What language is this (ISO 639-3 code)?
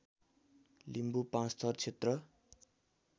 nep